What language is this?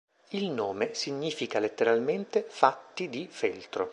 Italian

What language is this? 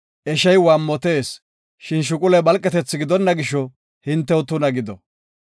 Gofa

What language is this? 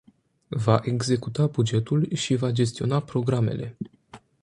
Romanian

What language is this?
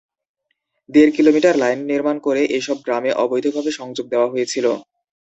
Bangla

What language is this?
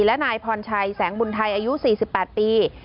Thai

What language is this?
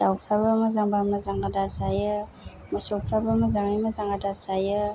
Bodo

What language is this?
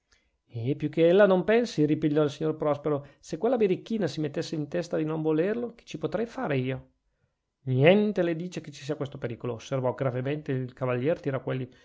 Italian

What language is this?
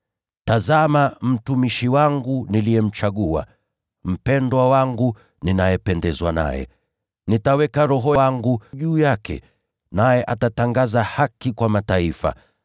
Swahili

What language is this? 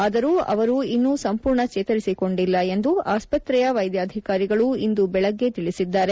Kannada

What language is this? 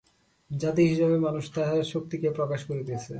Bangla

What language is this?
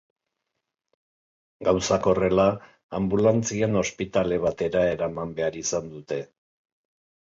Basque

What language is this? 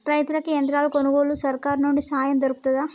Telugu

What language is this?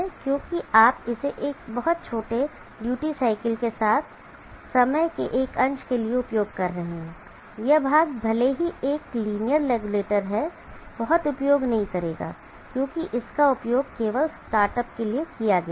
Hindi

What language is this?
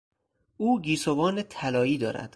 Persian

